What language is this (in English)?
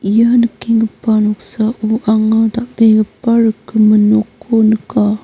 Garo